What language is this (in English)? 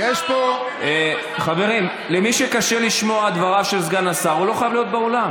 Hebrew